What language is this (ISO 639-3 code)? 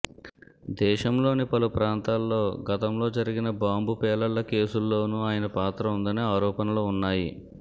tel